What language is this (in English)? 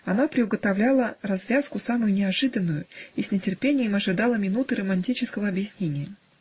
Russian